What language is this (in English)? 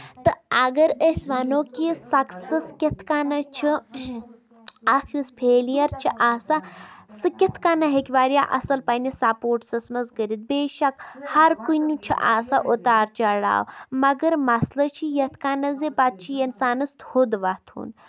Kashmiri